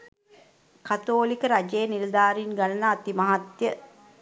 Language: Sinhala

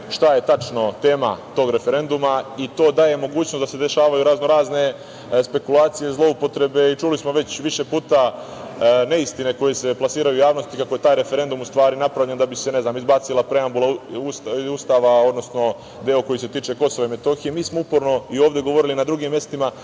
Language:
Serbian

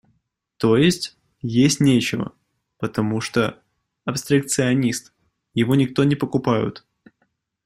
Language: Russian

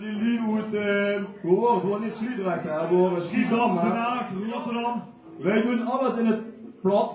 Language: Dutch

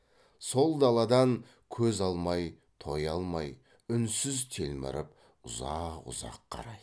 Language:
Kazakh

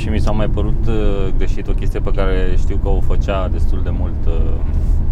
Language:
Romanian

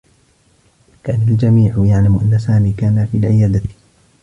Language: Arabic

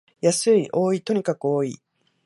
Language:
Japanese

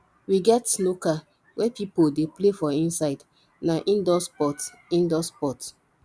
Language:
Nigerian Pidgin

